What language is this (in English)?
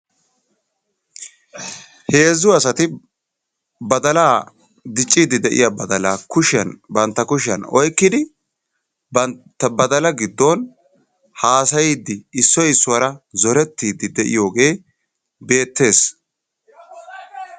Wolaytta